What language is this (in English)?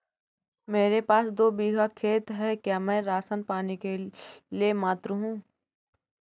Hindi